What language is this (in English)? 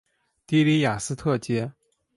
Chinese